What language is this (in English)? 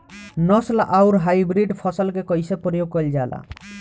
Bhojpuri